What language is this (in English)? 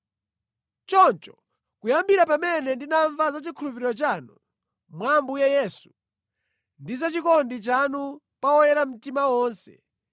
Nyanja